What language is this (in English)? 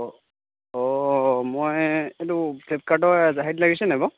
Assamese